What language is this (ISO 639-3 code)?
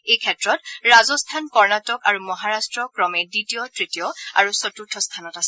asm